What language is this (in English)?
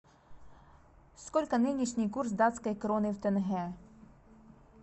Russian